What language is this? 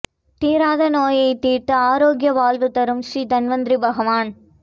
Tamil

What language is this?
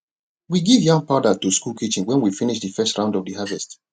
Nigerian Pidgin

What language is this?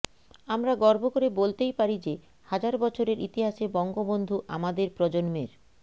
Bangla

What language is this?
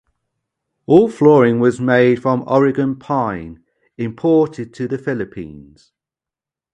English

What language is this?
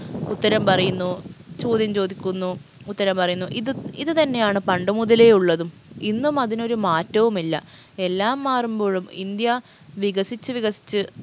Malayalam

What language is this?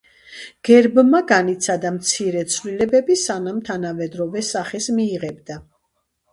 Georgian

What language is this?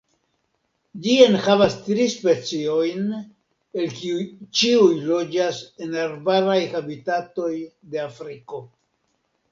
Esperanto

